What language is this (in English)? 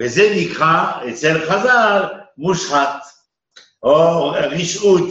Hebrew